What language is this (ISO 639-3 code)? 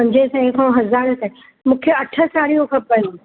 snd